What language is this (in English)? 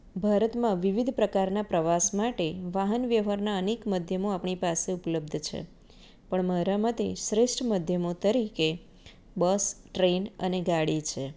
Gujarati